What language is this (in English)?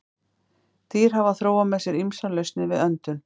Icelandic